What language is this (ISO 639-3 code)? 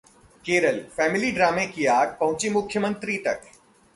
hin